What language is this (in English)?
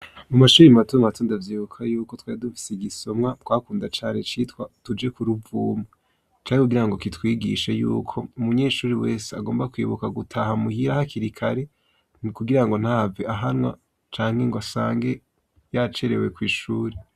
Rundi